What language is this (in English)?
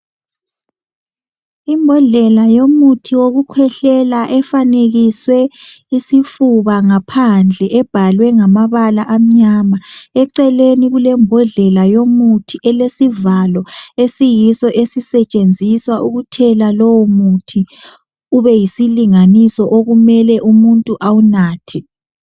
North Ndebele